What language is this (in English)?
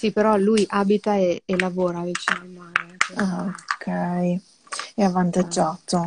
Italian